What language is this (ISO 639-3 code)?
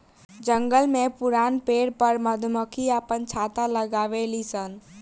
bho